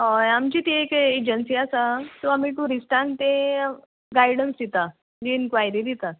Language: Konkani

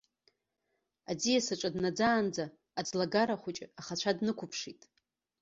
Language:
Abkhazian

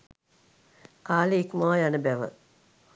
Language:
Sinhala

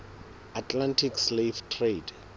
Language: Southern Sotho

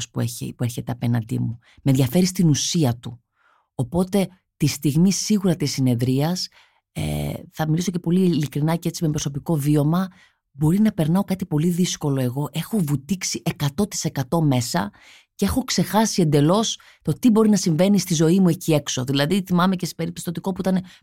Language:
Greek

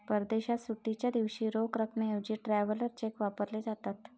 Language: Marathi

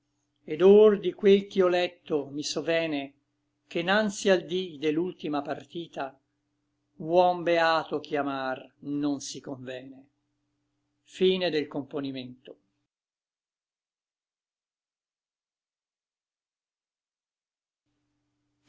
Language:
Italian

